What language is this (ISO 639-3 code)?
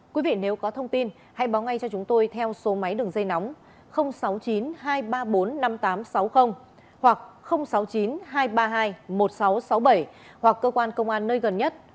vie